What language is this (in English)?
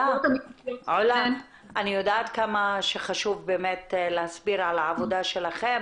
Hebrew